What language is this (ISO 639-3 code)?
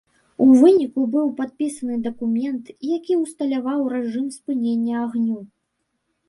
bel